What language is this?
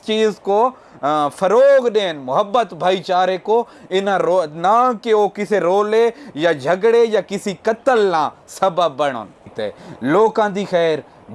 Urdu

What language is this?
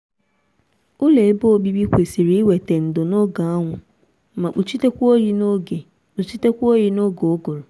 Igbo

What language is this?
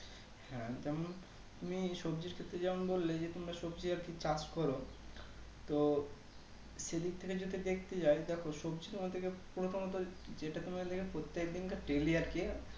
Bangla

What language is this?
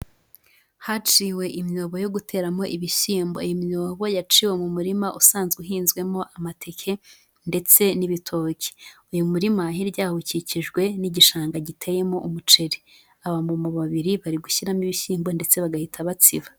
Kinyarwanda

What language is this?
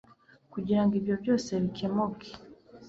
Kinyarwanda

